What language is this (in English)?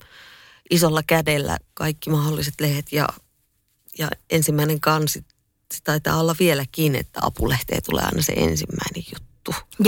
Finnish